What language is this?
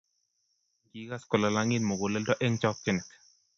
Kalenjin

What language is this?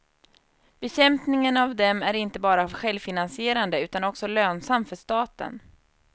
Swedish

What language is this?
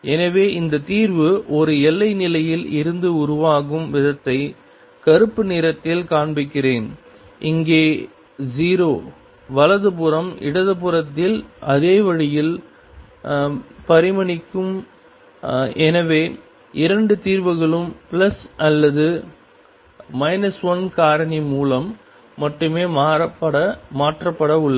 Tamil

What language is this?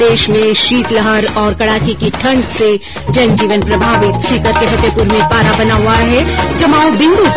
Hindi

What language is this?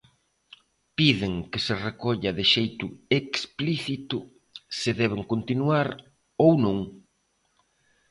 Galician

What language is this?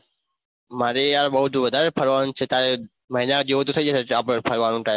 Gujarati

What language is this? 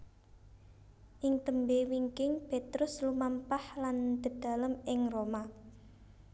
Javanese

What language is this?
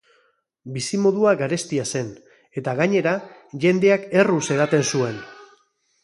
Basque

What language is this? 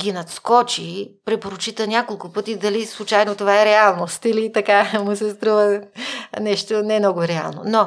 Bulgarian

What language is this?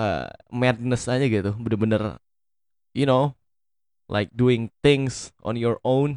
Indonesian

